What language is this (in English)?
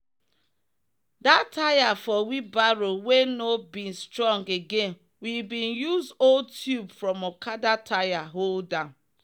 Nigerian Pidgin